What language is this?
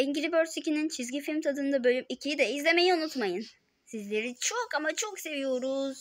Turkish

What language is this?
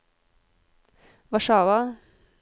Norwegian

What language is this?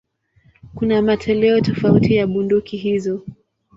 Swahili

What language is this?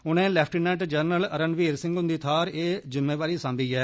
Dogri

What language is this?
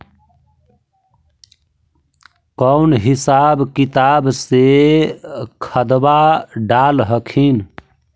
Magahi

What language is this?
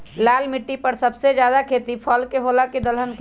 Magahi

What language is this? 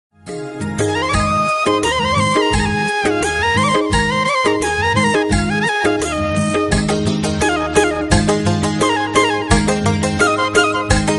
Thai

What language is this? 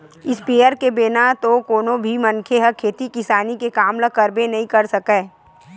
Chhattisgarhi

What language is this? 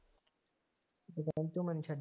Punjabi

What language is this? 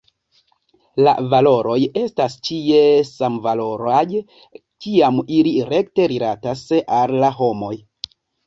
Esperanto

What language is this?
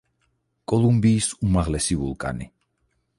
Georgian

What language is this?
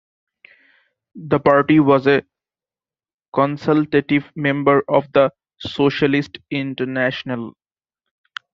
English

